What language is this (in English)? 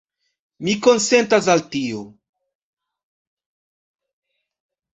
Esperanto